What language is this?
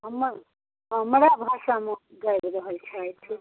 Maithili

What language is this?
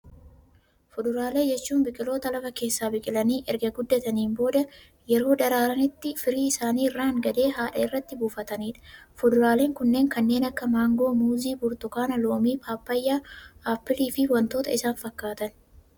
Oromo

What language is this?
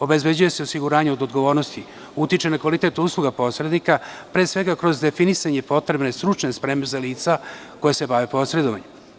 Serbian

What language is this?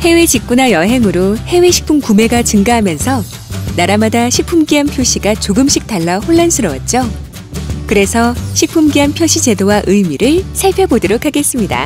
Korean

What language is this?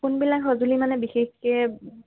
Assamese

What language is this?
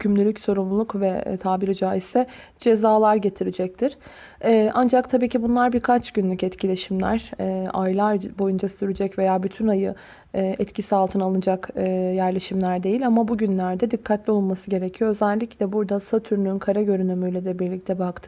Turkish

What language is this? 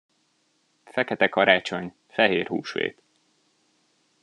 Hungarian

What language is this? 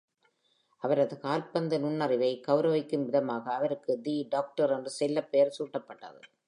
Tamil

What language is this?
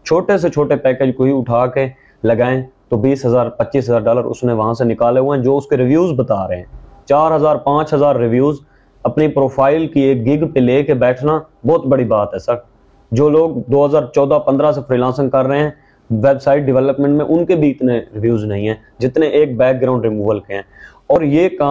Urdu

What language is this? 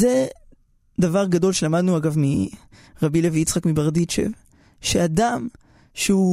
Hebrew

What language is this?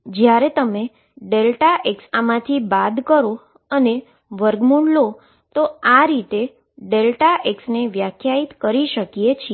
Gujarati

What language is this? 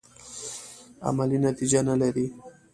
Pashto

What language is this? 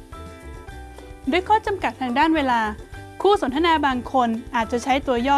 Thai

